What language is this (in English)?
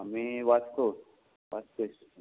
Konkani